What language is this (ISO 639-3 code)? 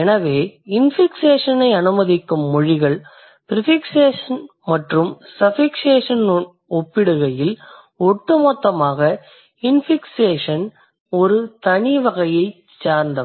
tam